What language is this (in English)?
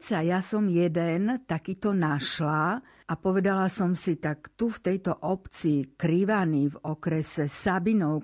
Slovak